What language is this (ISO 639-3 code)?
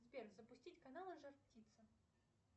rus